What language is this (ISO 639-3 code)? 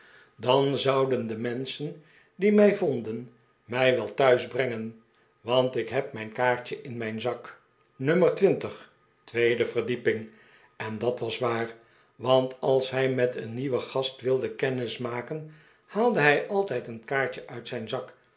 nld